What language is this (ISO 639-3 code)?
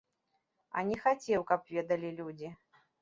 bel